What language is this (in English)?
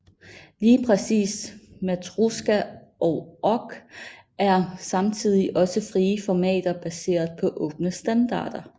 Danish